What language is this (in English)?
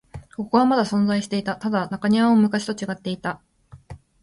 Japanese